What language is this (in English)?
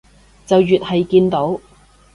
Cantonese